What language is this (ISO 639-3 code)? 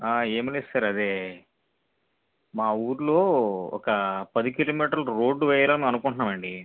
tel